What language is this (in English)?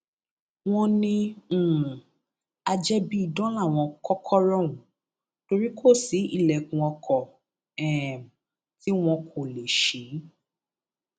Yoruba